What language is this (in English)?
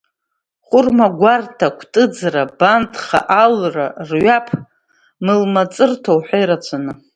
Abkhazian